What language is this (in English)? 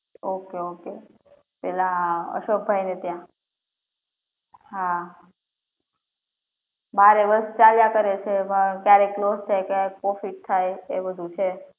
Gujarati